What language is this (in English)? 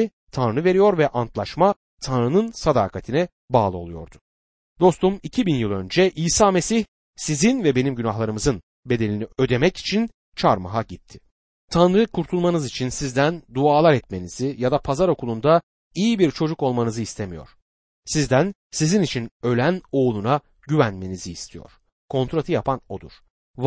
Turkish